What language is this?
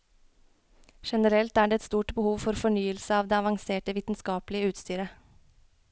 Norwegian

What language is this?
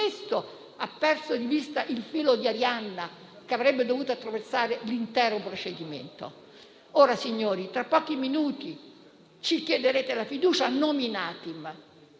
Italian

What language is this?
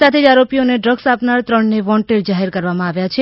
Gujarati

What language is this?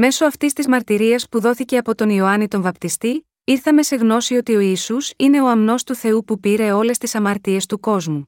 Greek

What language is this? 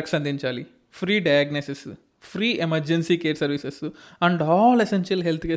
Telugu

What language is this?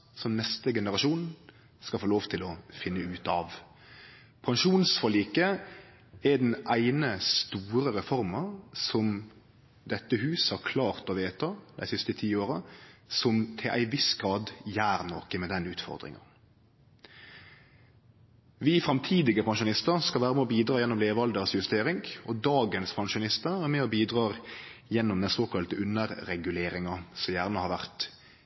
Norwegian Nynorsk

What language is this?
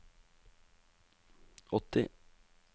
Norwegian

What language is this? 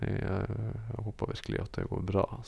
Norwegian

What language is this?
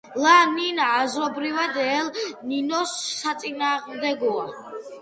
Georgian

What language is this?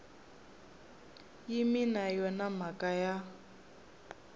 Tsonga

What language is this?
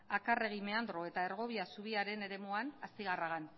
Basque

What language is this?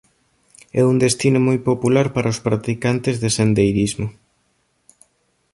Galician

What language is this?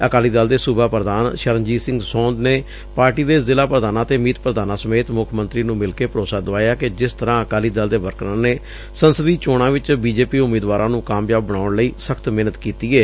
Punjabi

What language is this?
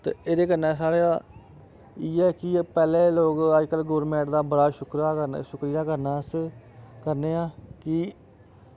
Dogri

